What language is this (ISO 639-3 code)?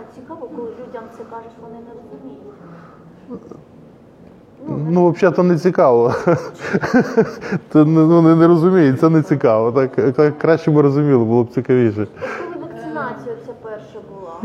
ukr